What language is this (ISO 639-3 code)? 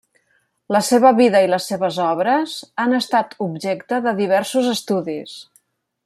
cat